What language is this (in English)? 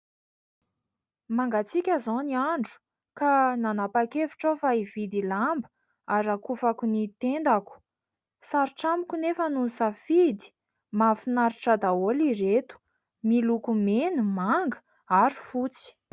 Malagasy